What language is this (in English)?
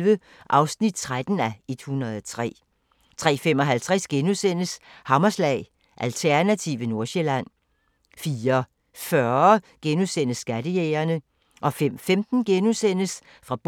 Danish